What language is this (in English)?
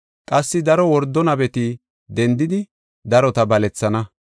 Gofa